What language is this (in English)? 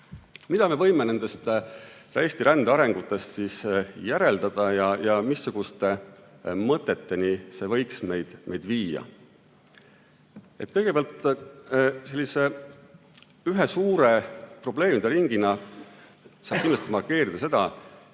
Estonian